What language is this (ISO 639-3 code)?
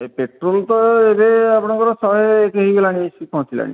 ori